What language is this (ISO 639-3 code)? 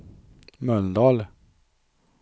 swe